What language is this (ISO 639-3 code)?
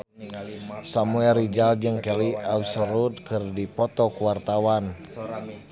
sun